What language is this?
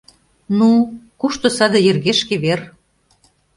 Mari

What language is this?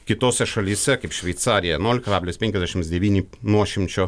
Lithuanian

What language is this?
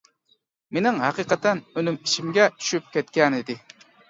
Uyghur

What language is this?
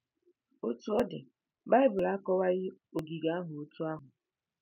Igbo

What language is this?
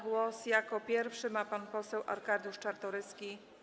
Polish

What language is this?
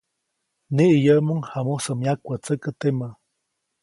Copainalá Zoque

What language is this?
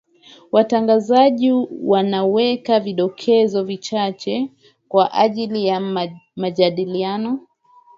Swahili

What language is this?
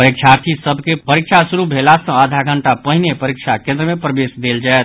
Maithili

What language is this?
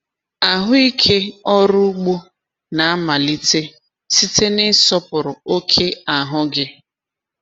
Igbo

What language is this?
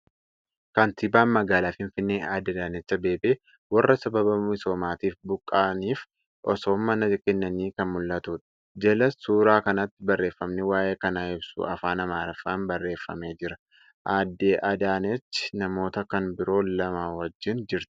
Oromo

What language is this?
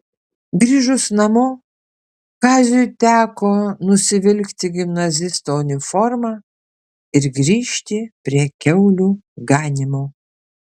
Lithuanian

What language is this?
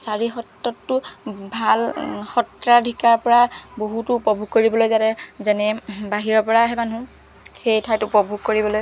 Assamese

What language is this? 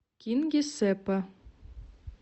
Russian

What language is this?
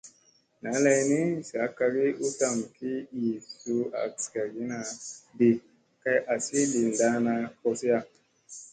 Musey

